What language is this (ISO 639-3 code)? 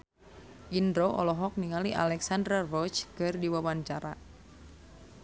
sun